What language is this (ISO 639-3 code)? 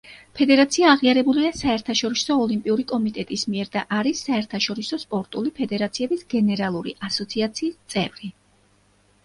kat